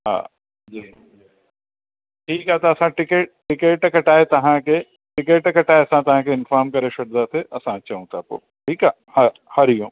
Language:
Sindhi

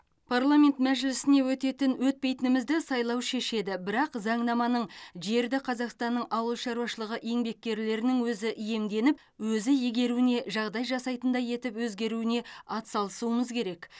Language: Kazakh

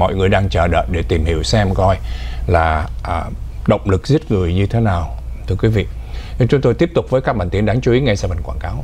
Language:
Vietnamese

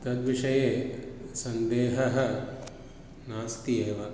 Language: Sanskrit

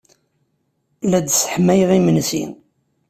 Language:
Kabyle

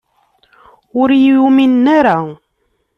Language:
Kabyle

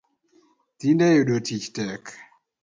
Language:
Luo (Kenya and Tanzania)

